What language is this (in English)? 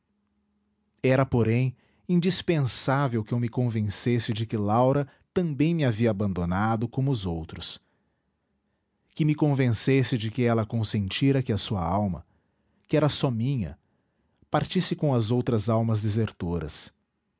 Portuguese